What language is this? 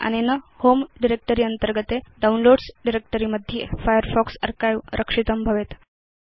Sanskrit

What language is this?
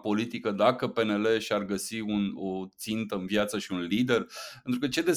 Romanian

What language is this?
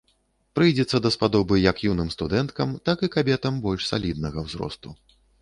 Belarusian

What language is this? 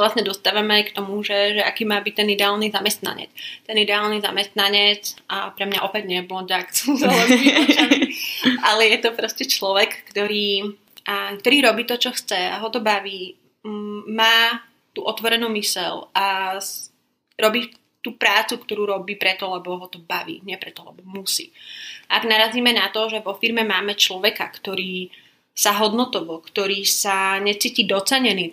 Slovak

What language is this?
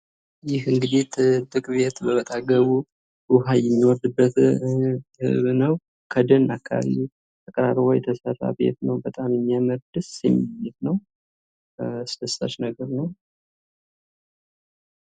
Amharic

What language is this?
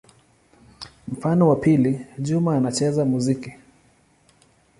Swahili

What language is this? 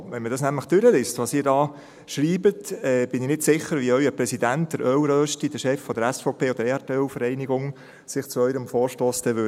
Swiss German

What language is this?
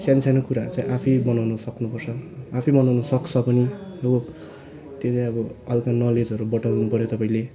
Nepali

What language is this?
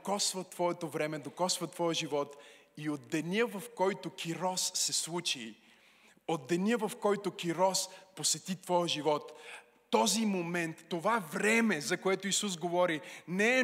Bulgarian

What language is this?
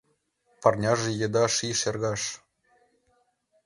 Mari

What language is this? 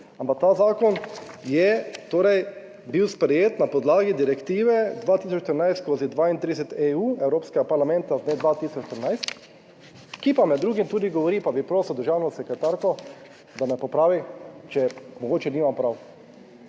Slovenian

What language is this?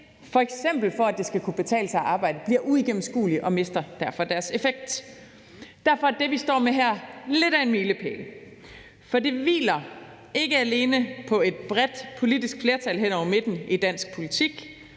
Danish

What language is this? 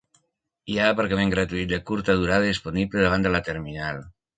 Catalan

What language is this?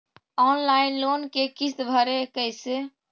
Magahi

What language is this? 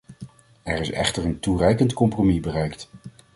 Dutch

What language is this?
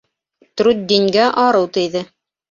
Bashkir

